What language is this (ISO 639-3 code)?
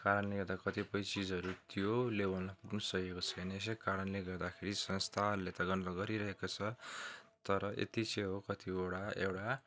nep